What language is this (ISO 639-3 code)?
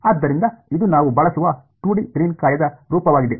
kan